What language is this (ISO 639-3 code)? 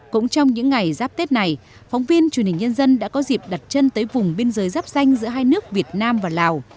vie